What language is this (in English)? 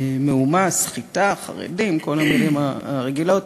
Hebrew